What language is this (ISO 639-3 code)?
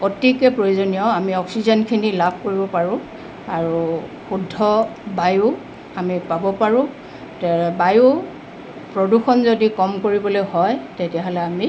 asm